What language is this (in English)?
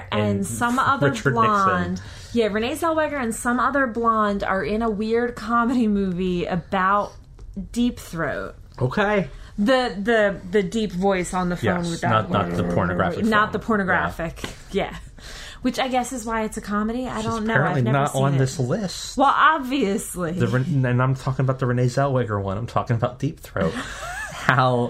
English